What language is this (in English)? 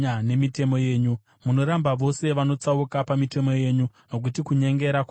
Shona